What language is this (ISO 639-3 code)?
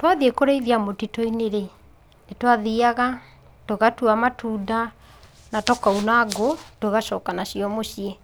kik